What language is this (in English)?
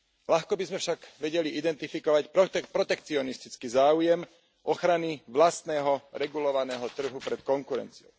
Slovak